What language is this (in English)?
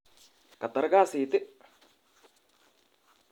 Kalenjin